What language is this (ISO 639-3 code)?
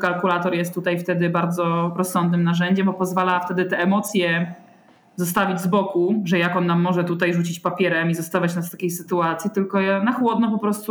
pol